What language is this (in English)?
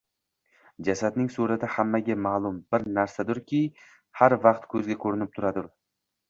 Uzbek